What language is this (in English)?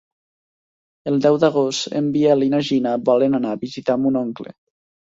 Catalan